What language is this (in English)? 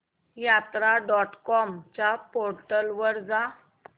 Marathi